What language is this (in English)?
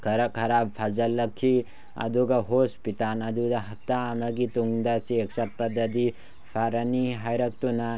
Manipuri